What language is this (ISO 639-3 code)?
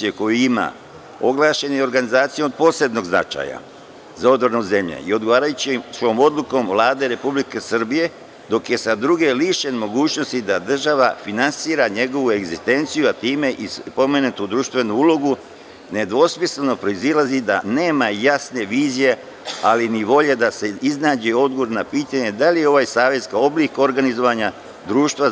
srp